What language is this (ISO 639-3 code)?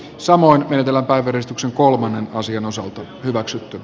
fin